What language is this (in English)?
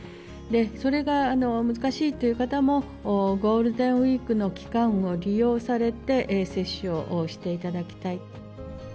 Japanese